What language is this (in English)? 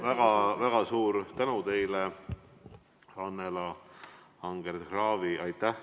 Estonian